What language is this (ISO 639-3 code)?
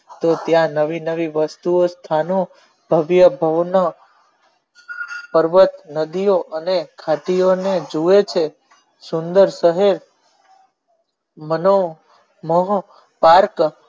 guj